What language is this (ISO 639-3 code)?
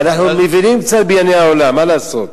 heb